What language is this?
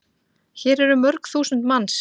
Icelandic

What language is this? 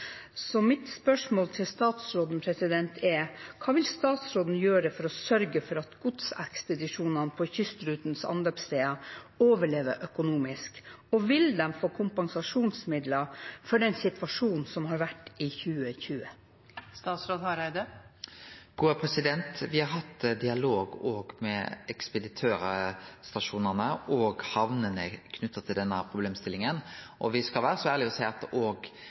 Norwegian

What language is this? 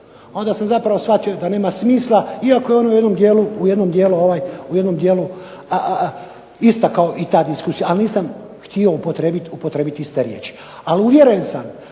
Croatian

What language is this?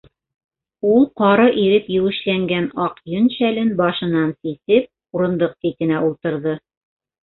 Bashkir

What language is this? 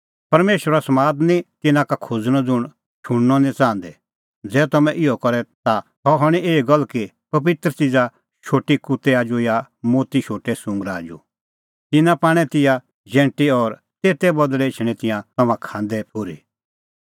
Kullu Pahari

